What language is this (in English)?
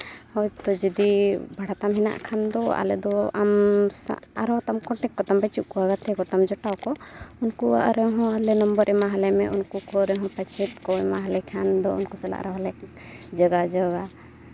Santali